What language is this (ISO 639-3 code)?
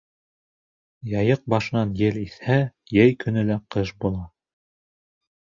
bak